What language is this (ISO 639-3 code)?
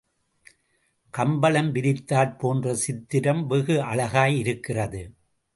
tam